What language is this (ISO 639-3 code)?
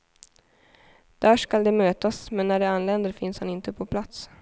swe